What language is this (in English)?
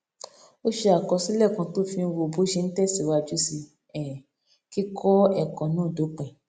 Yoruba